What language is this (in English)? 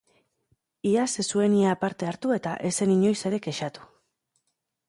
Basque